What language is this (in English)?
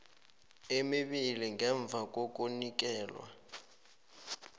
South Ndebele